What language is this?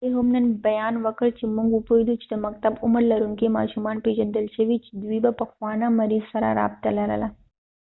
Pashto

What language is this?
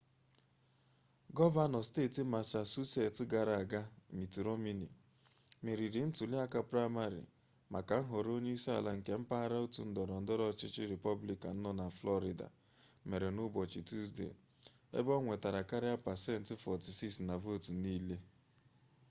Igbo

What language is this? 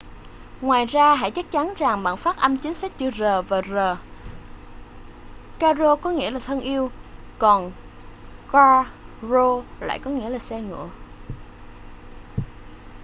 Vietnamese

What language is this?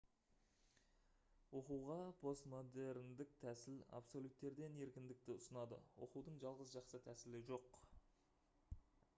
Kazakh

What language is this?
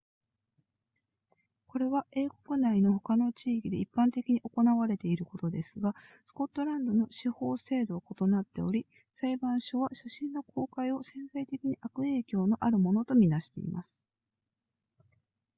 Japanese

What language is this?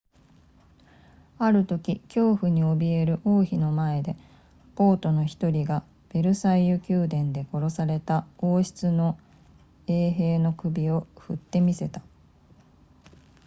Japanese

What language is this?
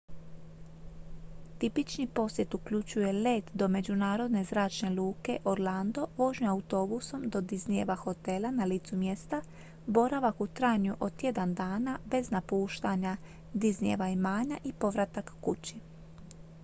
Croatian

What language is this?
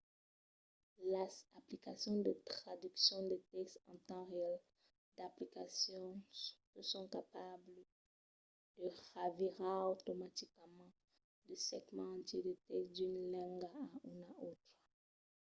Occitan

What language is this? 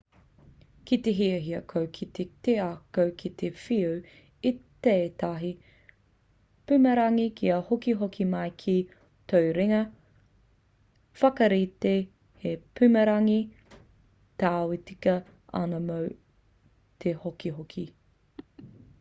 Māori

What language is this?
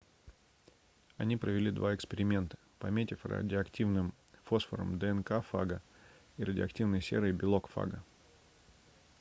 Russian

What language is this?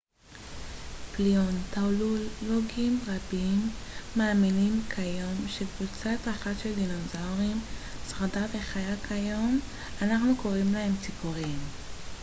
Hebrew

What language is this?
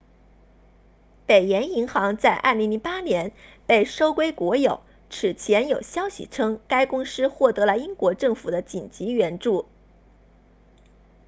Chinese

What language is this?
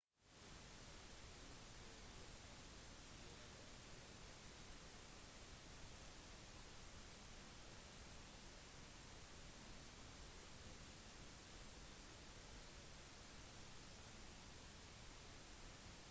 Norwegian Bokmål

